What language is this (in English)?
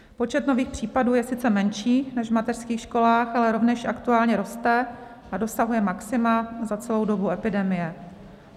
Czech